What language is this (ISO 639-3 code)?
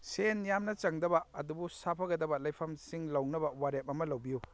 mni